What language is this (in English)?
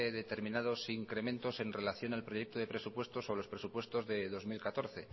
Spanish